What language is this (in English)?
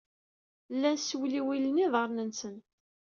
Kabyle